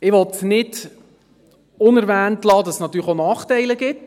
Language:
Swiss German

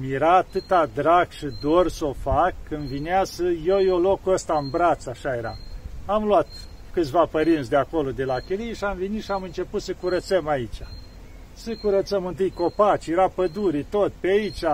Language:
Romanian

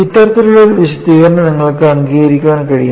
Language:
Malayalam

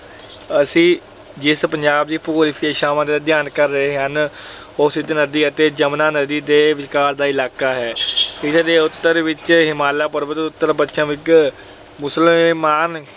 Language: Punjabi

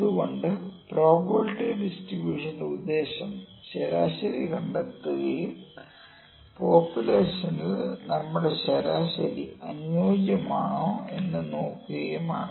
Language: Malayalam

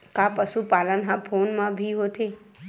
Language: Chhattisgarhi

